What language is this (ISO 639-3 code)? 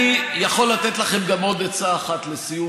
heb